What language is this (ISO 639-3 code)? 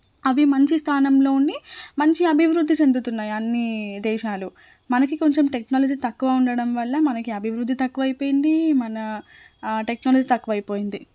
tel